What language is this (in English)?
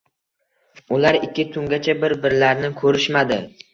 Uzbek